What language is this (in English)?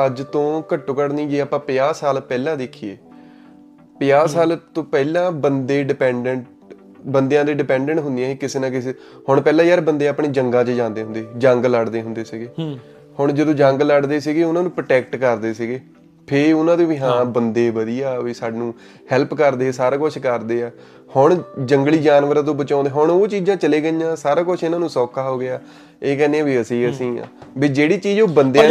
Punjabi